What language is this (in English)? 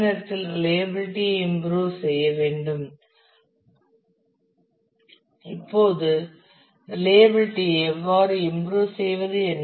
Tamil